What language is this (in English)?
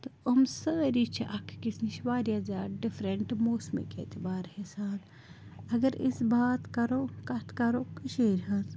Kashmiri